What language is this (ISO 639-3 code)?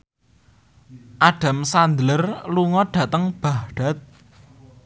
jav